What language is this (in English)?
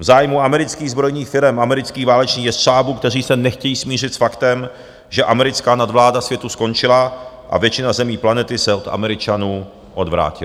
Czech